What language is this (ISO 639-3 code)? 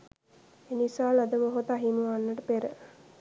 sin